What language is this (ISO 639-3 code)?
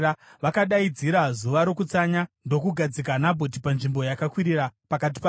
sna